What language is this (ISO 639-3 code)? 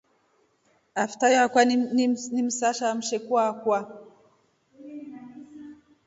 rof